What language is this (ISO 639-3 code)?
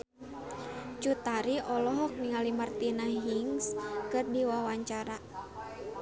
sun